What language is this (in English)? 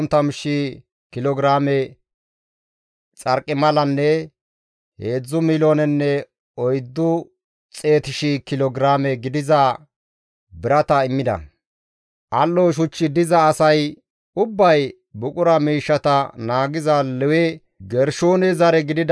Gamo